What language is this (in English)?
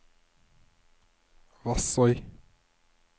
Norwegian